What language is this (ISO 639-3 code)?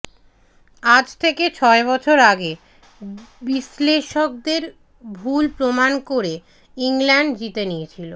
ben